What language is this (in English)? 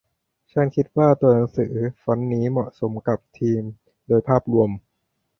Thai